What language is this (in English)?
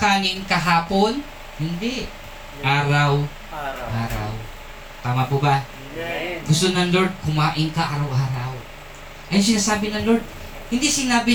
Filipino